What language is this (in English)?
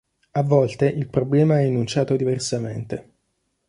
Italian